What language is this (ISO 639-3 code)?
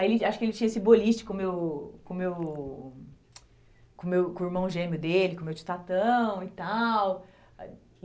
por